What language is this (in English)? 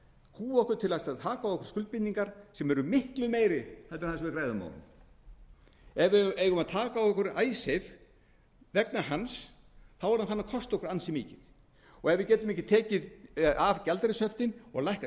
Icelandic